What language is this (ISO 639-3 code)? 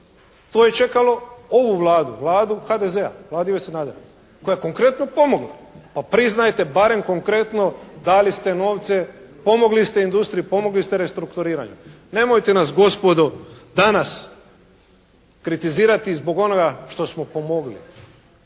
hrv